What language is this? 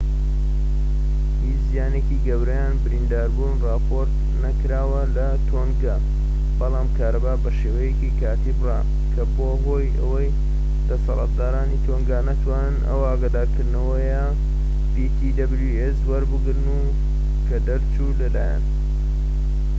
Central Kurdish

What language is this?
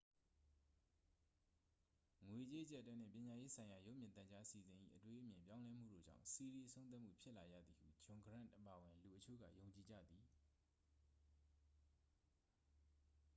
Burmese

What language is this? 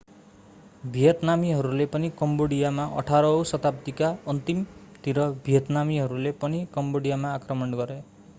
Nepali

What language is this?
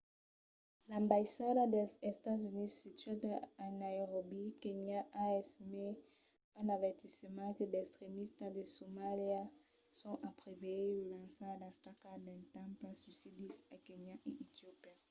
Occitan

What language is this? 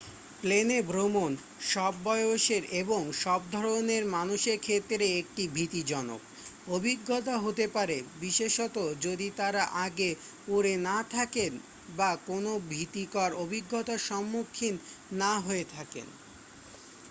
Bangla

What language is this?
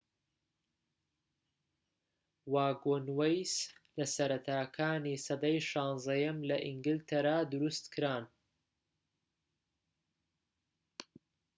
Central Kurdish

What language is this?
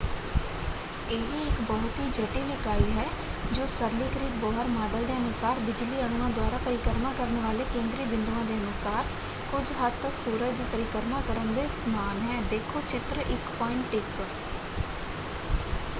Punjabi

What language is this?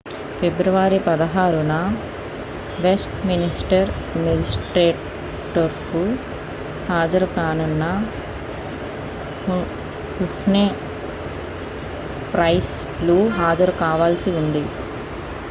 Telugu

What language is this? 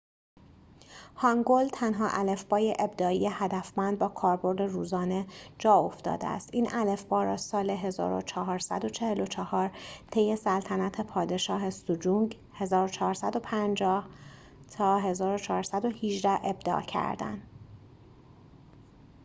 Persian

